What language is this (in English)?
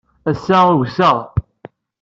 Kabyle